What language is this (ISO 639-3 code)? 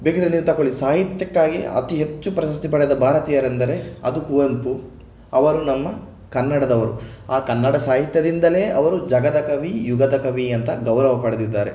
kan